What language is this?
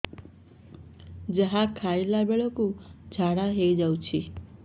Odia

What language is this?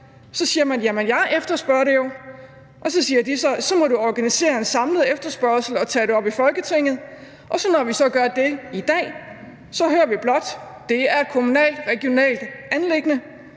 Danish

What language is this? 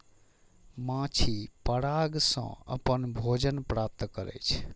Maithili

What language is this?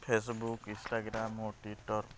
Odia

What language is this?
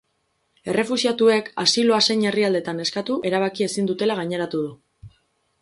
Basque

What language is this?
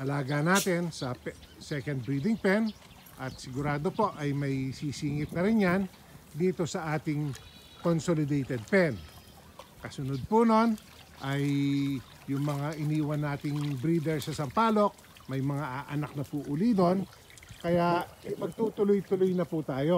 Filipino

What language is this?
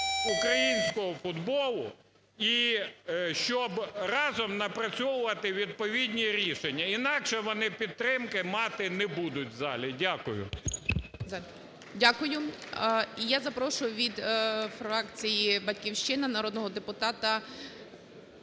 Ukrainian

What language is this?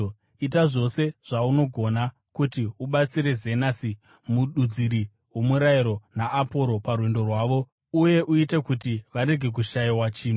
Shona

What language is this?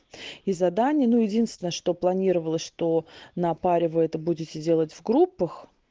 Russian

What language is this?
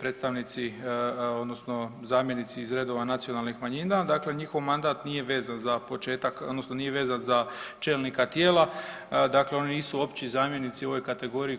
Croatian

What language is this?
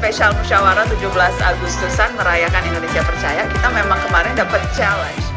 Indonesian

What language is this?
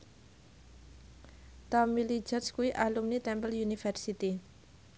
Javanese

